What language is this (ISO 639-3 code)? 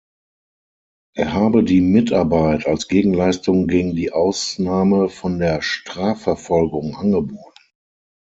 deu